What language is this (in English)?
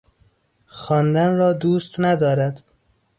Persian